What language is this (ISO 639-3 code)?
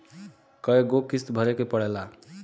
bho